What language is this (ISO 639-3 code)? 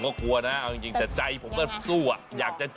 tha